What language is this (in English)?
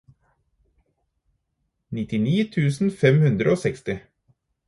Norwegian Bokmål